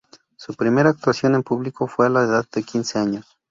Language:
Spanish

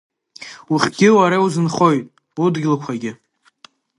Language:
Abkhazian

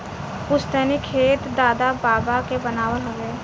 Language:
Bhojpuri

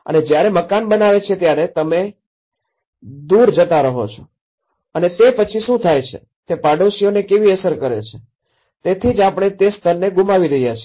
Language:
Gujarati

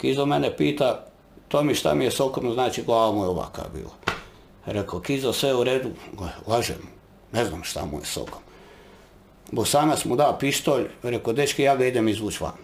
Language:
Croatian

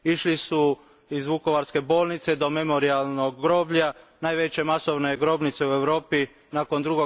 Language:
Croatian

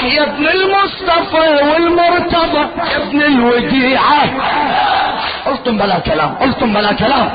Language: Arabic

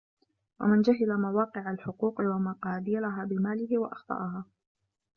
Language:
Arabic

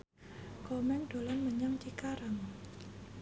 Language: Javanese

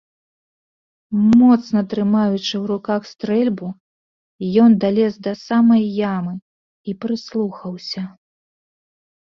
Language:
Belarusian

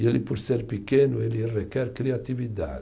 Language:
Portuguese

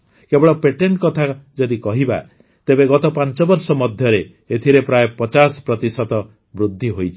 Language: Odia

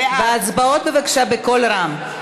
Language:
Hebrew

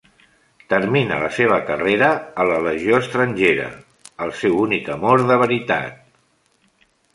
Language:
Catalan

